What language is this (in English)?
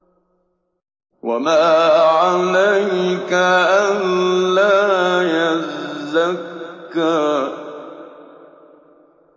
Arabic